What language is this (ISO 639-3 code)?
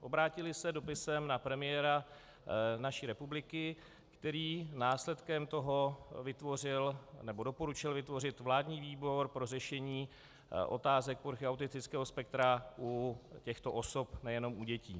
ces